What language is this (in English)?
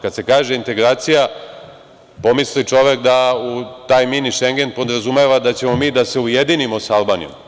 Serbian